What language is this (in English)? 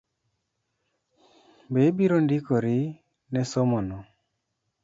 Luo (Kenya and Tanzania)